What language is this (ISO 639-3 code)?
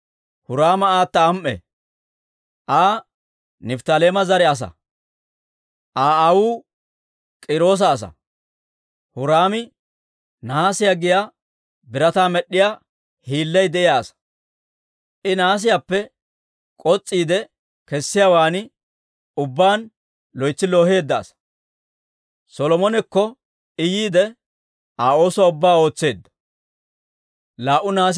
dwr